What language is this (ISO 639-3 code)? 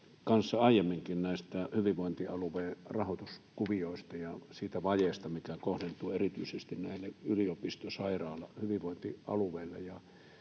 fin